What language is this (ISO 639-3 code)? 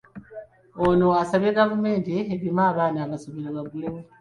lug